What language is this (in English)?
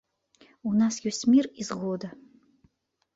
Belarusian